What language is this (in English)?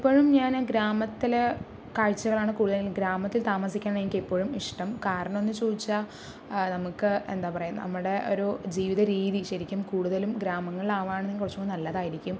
Malayalam